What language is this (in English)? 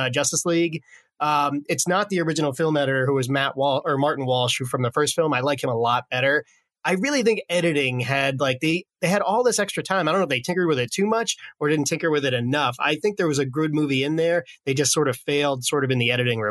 English